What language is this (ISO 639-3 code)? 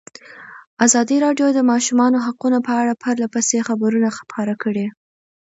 pus